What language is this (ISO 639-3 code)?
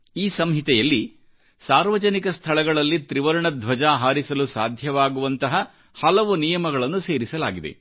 kan